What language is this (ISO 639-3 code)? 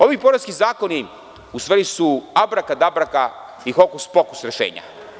srp